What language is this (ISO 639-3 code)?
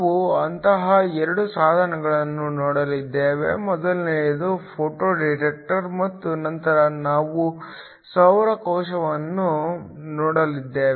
kan